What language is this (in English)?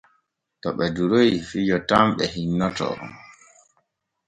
Borgu Fulfulde